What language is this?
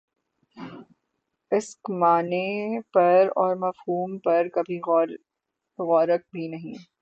Urdu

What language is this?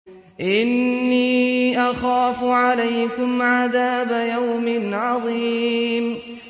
Arabic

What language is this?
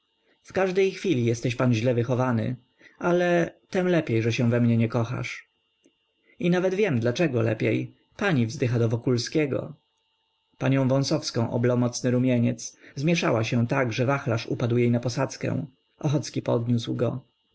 Polish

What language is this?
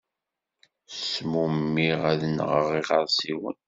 Kabyle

